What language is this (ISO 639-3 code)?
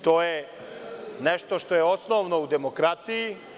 srp